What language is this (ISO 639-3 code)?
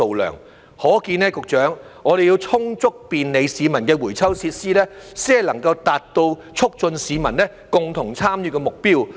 yue